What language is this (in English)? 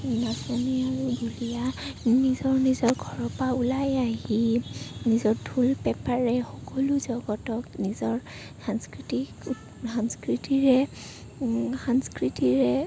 Assamese